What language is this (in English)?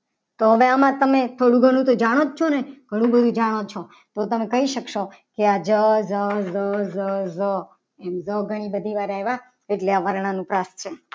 Gujarati